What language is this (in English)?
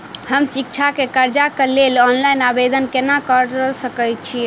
Maithili